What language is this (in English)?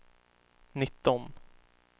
Swedish